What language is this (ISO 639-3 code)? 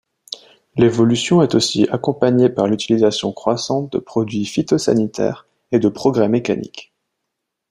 fra